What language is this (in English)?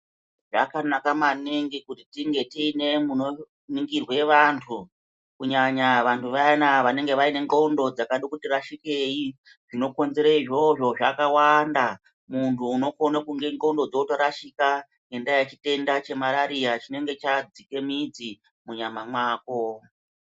Ndau